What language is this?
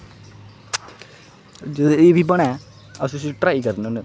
Dogri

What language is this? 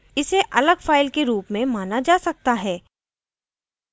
Hindi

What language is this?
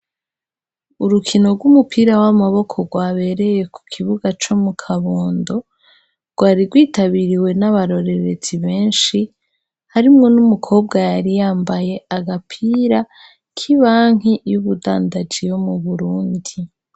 Rundi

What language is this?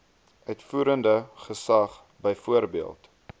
Afrikaans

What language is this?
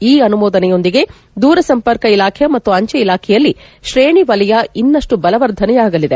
Kannada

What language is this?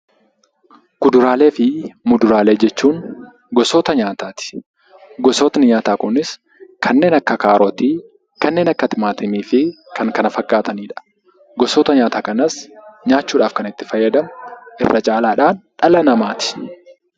Oromo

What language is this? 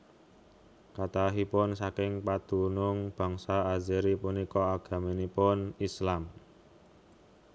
Javanese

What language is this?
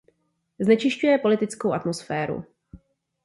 Czech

